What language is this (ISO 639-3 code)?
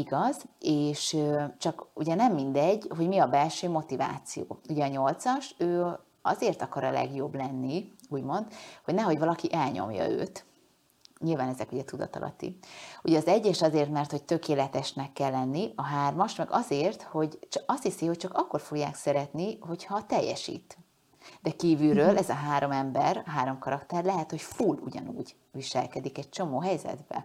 hun